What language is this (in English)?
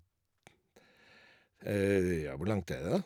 Norwegian